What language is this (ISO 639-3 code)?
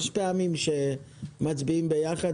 heb